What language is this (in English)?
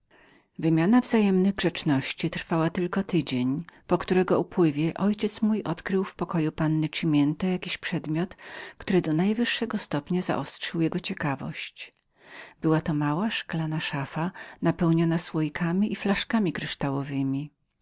Polish